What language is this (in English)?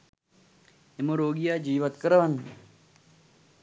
Sinhala